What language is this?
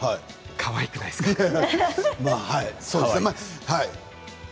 Japanese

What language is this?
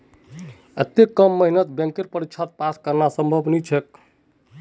Magahi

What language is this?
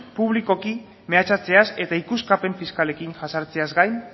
Basque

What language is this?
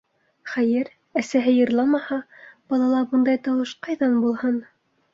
Bashkir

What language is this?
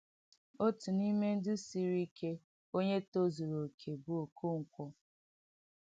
Igbo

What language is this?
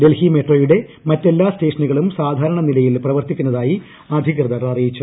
Malayalam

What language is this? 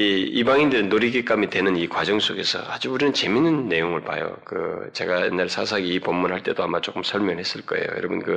Korean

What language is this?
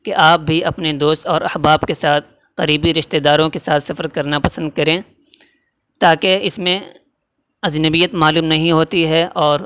Urdu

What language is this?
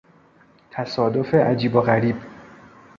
Persian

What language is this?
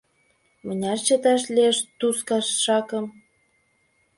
Mari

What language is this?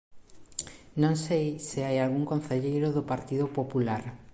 Galician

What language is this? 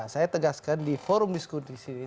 Indonesian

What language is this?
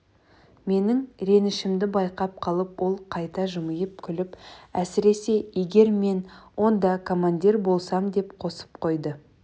Kazakh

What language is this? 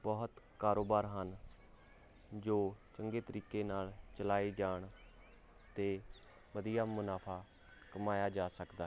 Punjabi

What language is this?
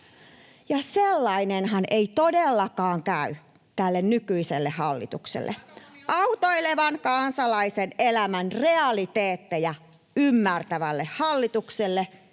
Finnish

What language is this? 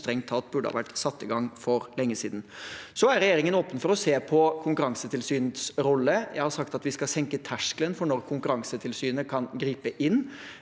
Norwegian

